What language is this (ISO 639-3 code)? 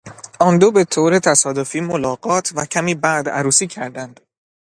fas